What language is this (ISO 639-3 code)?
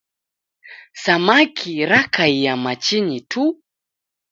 dav